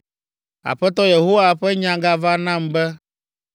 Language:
Ewe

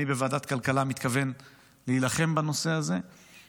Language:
Hebrew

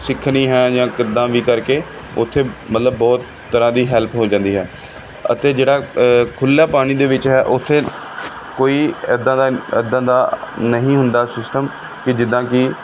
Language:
Punjabi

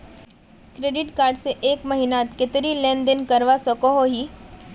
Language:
Magahi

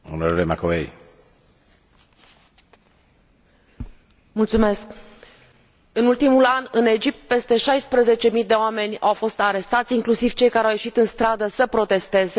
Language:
Romanian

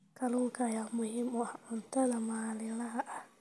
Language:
Somali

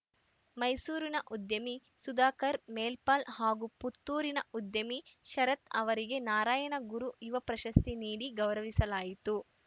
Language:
Kannada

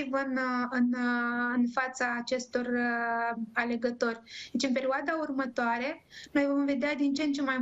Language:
Romanian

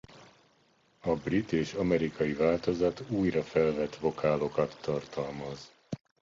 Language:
Hungarian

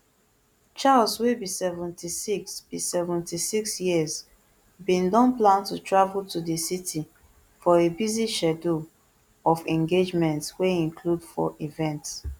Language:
Nigerian Pidgin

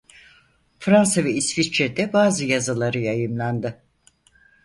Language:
Turkish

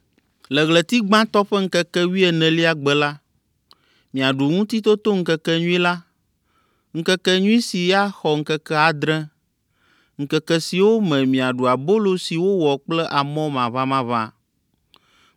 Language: Ewe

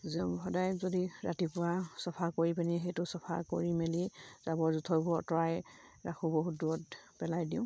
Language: Assamese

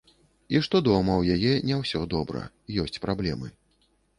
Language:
Belarusian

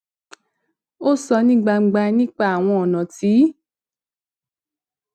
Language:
Yoruba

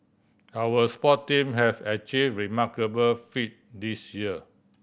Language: English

